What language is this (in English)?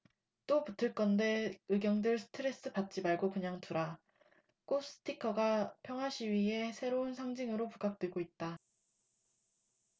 Korean